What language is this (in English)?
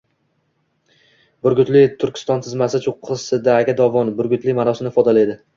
Uzbek